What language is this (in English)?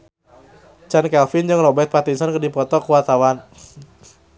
Sundanese